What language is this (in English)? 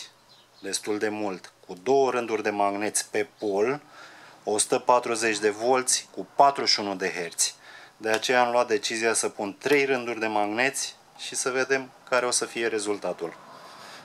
Romanian